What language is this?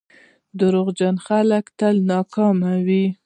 Pashto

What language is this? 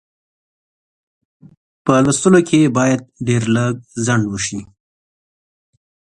Pashto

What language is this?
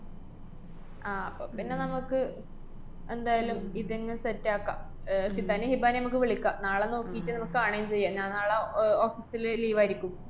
Malayalam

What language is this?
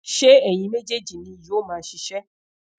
Yoruba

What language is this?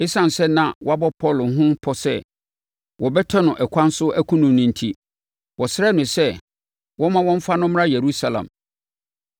Akan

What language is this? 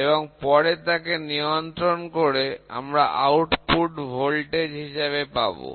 Bangla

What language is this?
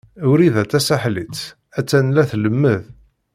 Kabyle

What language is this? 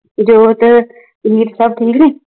Punjabi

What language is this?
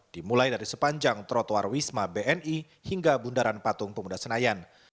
Indonesian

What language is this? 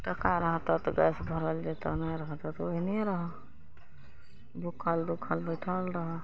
Maithili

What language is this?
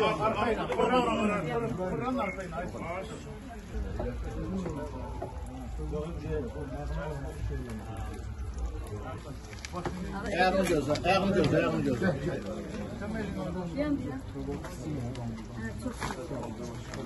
Romanian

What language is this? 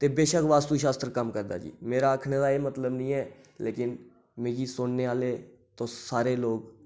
Dogri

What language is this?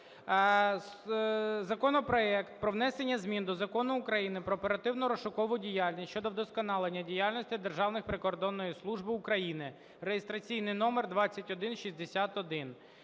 Ukrainian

